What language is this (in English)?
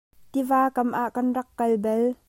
Hakha Chin